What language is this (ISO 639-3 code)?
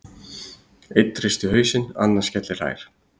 isl